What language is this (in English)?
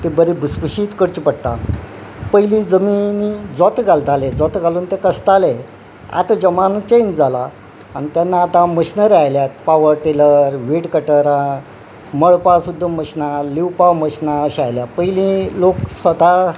Konkani